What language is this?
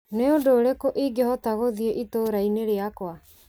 Kikuyu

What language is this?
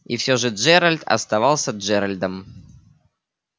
Russian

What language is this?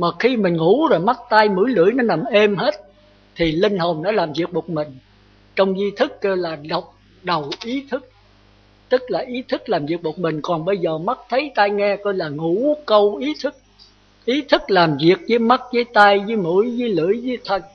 Vietnamese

